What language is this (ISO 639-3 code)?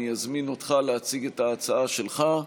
heb